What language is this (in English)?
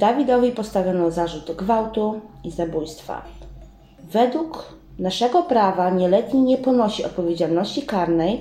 Polish